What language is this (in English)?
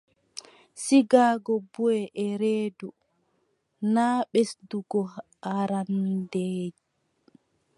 Adamawa Fulfulde